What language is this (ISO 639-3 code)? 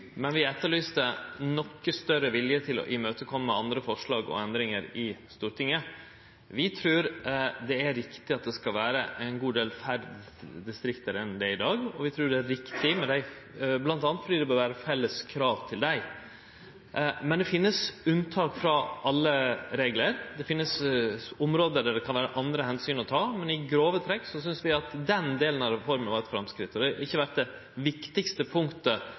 nno